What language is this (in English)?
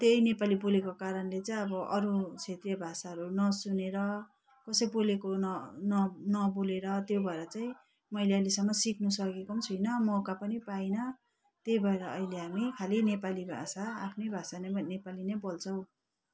Nepali